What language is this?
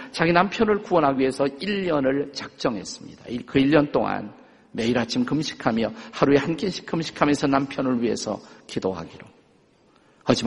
Korean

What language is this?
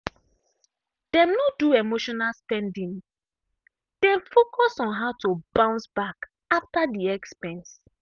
Nigerian Pidgin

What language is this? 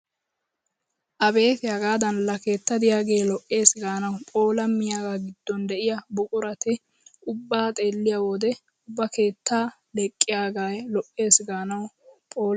Wolaytta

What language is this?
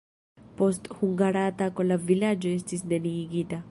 Esperanto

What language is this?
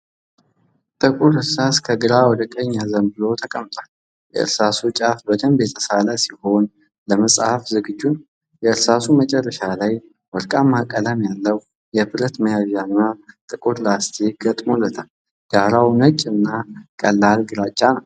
Amharic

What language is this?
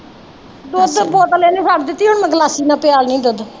Punjabi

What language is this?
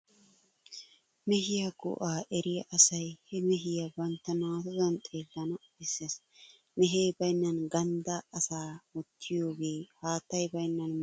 Wolaytta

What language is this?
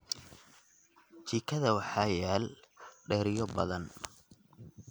Somali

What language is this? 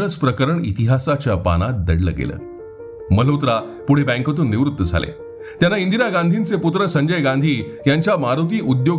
Marathi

